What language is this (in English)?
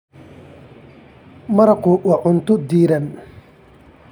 Somali